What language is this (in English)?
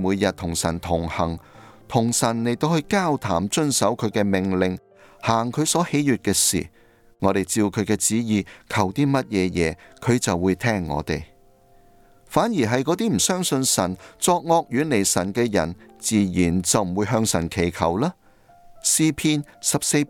Chinese